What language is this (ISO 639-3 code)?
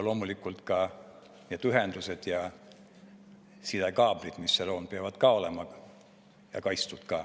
est